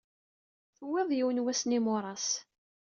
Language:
Kabyle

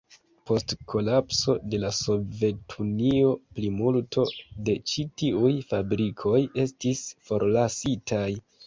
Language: Esperanto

